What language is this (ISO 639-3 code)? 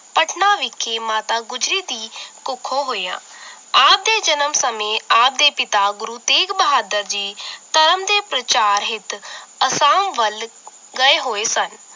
pan